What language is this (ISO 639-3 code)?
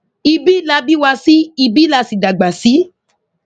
yor